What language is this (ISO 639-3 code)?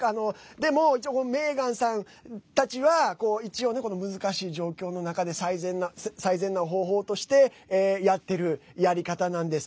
jpn